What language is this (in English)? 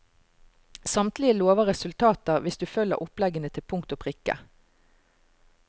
Norwegian